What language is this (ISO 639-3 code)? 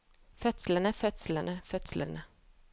nor